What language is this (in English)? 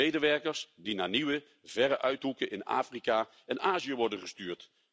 Dutch